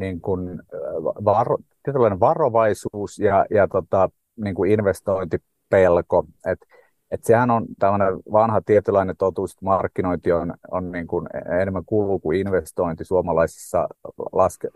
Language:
Finnish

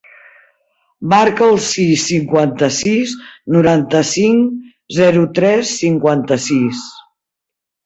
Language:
Catalan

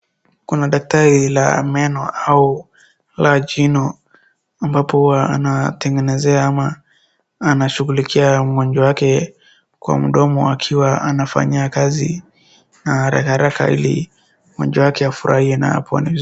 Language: Swahili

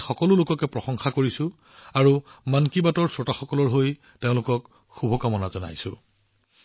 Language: Assamese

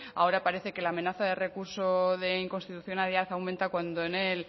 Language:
Spanish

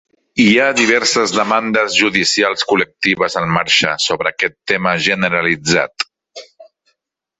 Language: Catalan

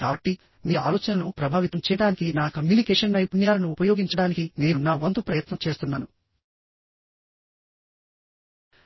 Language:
Telugu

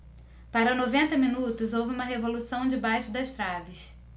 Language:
Portuguese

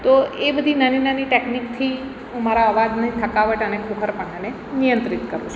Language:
Gujarati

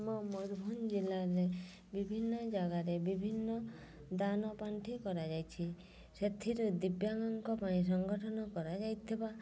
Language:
Odia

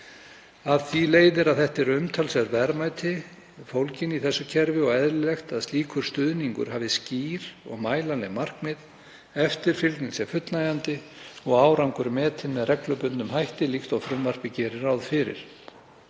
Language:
Icelandic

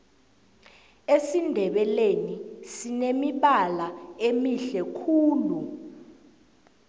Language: South Ndebele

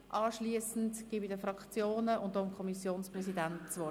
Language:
Swiss German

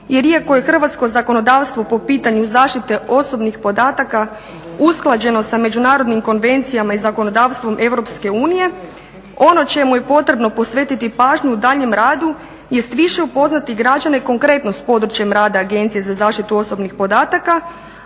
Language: Croatian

